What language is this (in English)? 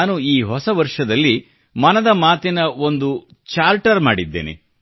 Kannada